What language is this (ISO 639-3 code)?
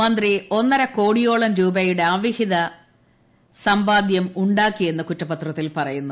mal